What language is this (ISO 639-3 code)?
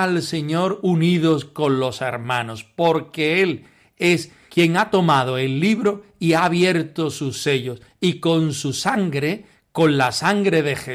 spa